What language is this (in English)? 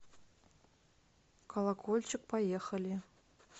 Russian